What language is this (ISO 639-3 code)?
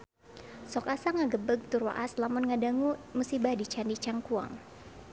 sun